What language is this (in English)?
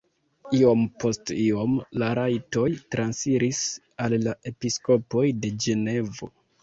Esperanto